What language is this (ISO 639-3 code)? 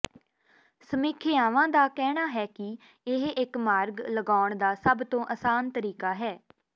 pan